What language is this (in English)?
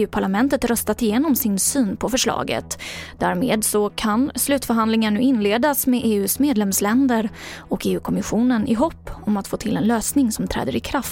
Swedish